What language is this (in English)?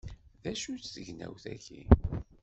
Kabyle